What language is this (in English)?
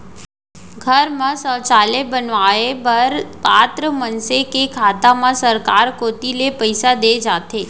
Chhattisgarhi